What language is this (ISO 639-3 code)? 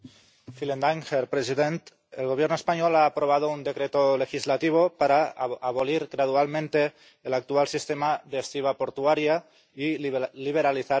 spa